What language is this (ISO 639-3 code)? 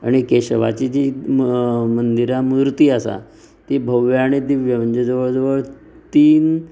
kok